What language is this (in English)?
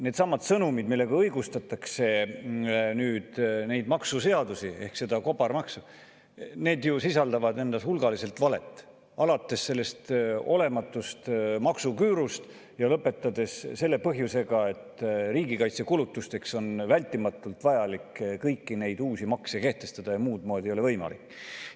Estonian